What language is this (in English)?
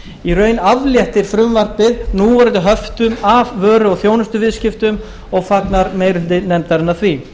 Icelandic